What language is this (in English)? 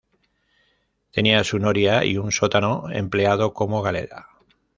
Spanish